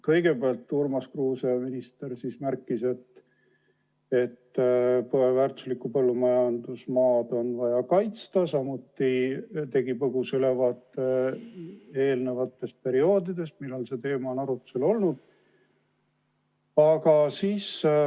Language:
Estonian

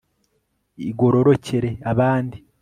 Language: Kinyarwanda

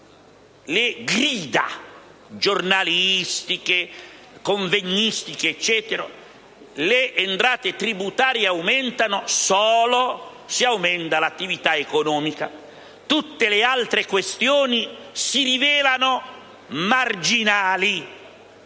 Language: Italian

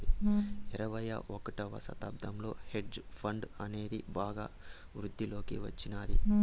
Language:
Telugu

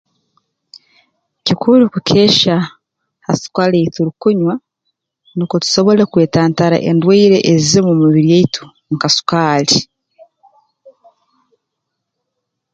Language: Tooro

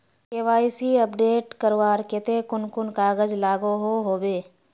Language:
Magahi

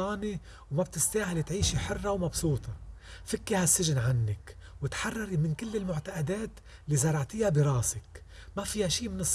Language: Arabic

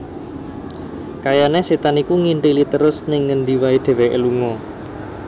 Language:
Javanese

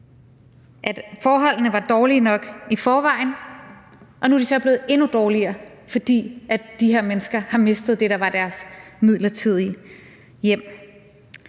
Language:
Danish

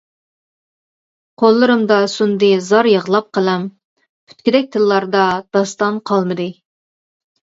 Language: Uyghur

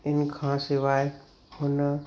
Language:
Sindhi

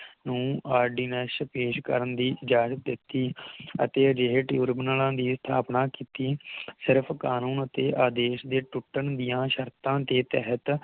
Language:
Punjabi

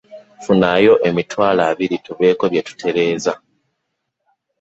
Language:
Ganda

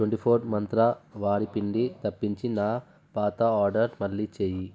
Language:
Telugu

